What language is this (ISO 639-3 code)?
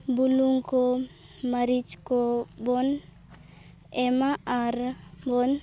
sat